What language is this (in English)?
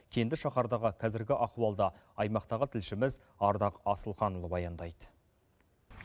Kazakh